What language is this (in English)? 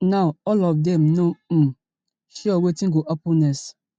Nigerian Pidgin